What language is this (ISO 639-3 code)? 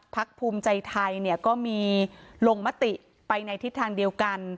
tha